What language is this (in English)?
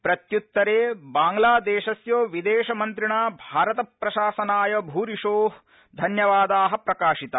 Sanskrit